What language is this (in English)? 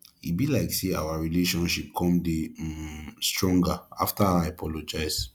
Nigerian Pidgin